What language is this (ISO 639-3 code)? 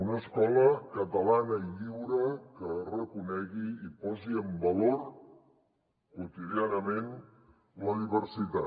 cat